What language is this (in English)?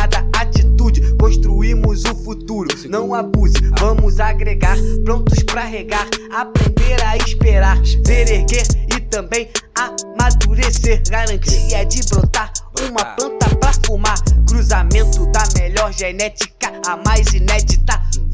Portuguese